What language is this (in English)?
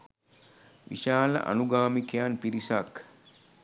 Sinhala